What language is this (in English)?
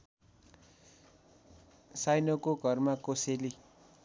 Nepali